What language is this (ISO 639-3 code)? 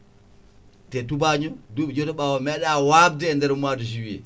ful